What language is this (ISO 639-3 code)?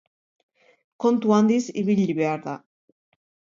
eus